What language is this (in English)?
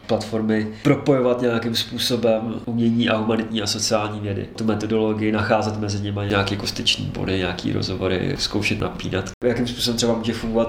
Czech